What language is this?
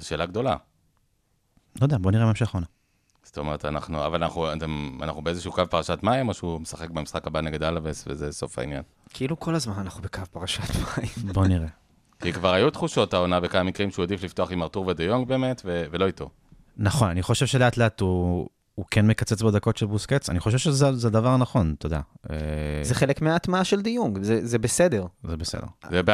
Hebrew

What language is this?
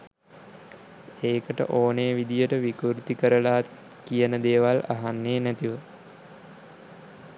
Sinhala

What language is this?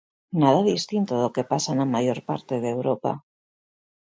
Galician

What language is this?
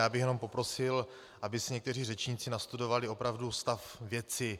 Czech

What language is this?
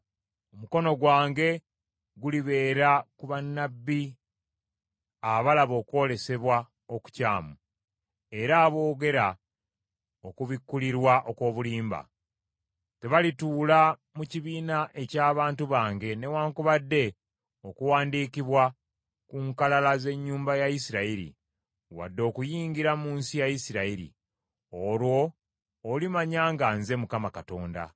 Ganda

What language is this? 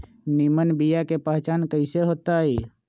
Magahi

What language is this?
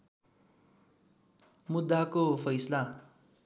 Nepali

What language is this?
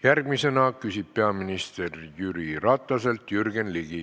Estonian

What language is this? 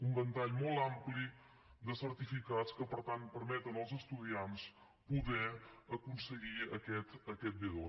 Catalan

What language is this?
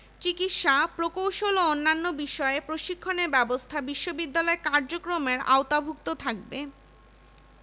Bangla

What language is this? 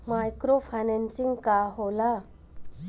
Bhojpuri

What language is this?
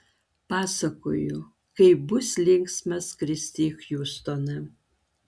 Lithuanian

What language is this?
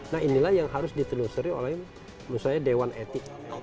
Indonesian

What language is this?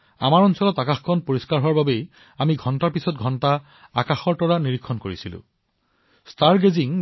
Assamese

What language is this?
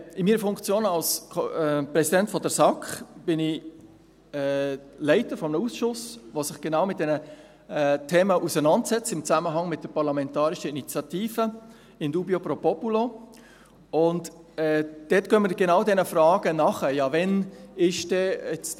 Swiss German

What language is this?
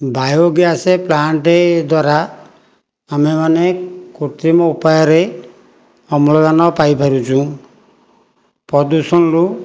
Odia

